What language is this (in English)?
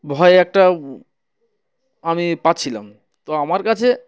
Bangla